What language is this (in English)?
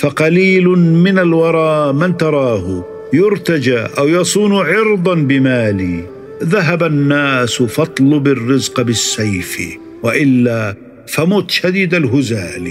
Arabic